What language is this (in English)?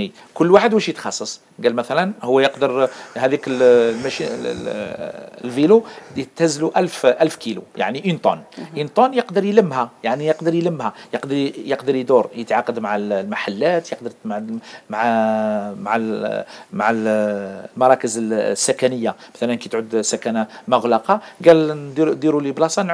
Arabic